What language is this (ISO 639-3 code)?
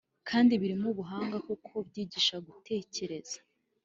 kin